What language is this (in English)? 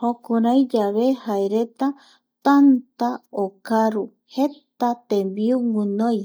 Eastern Bolivian Guaraní